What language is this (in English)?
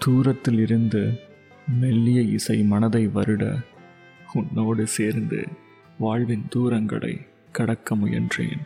Tamil